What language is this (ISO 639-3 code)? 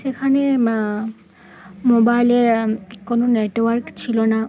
ben